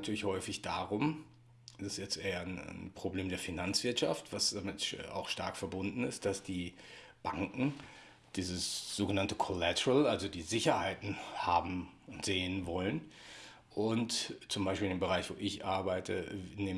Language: German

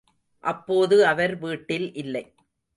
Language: Tamil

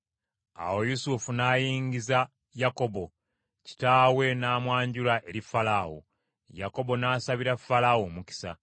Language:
Ganda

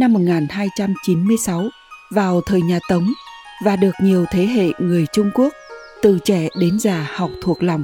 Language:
Vietnamese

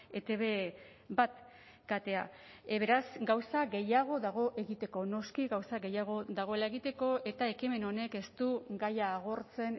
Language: Basque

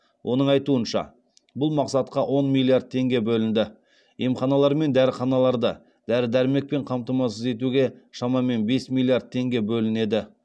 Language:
Kazakh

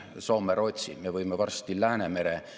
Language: Estonian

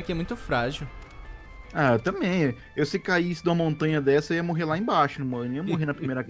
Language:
Portuguese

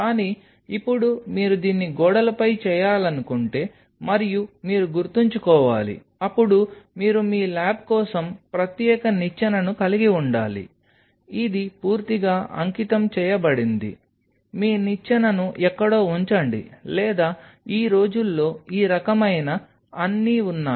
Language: Telugu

